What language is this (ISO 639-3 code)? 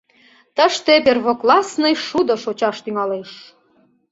chm